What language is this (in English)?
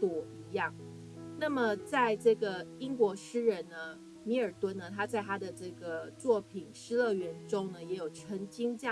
Chinese